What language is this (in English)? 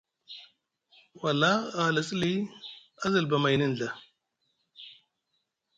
Musgu